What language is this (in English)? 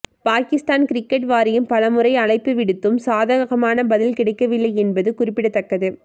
Tamil